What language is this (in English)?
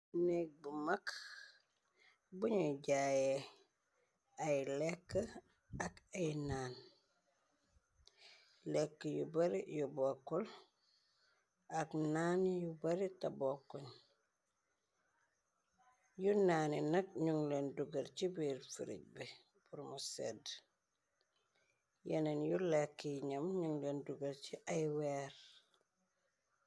Wolof